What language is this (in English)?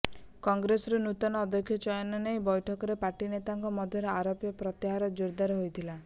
Odia